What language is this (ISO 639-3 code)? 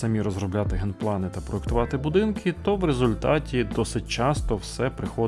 ukr